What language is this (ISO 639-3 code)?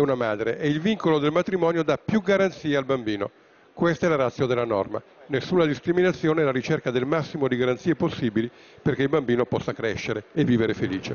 ita